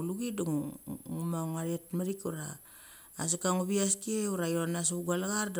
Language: Mali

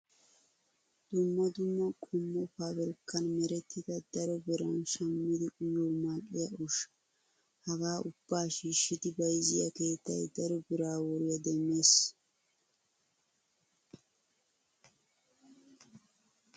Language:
Wolaytta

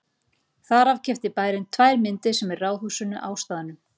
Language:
Icelandic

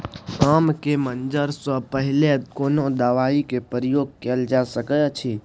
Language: Maithili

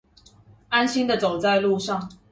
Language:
Chinese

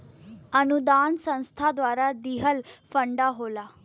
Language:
Bhojpuri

